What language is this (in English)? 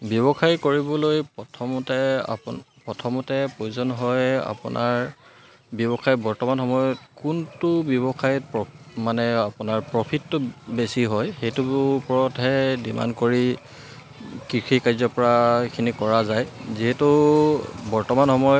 Assamese